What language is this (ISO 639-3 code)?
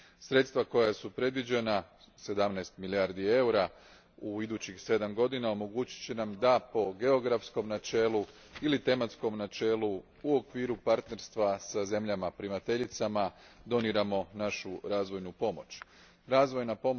hrv